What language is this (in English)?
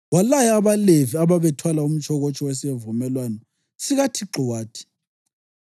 North Ndebele